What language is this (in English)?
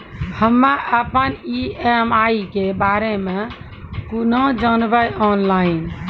Maithili